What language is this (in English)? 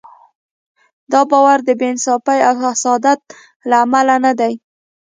Pashto